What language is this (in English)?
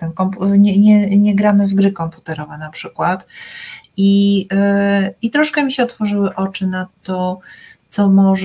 Polish